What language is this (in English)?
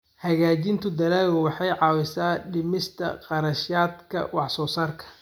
Somali